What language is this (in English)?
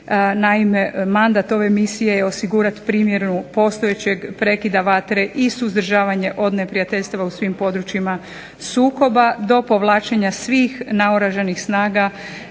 Croatian